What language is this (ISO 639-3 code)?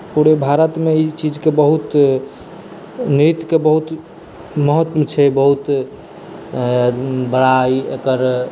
mai